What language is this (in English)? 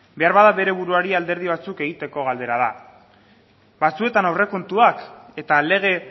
Basque